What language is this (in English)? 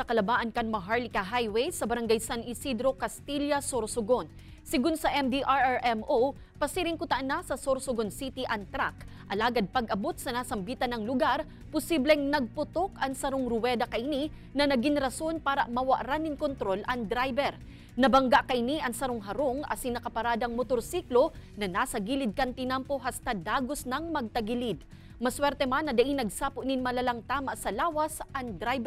Filipino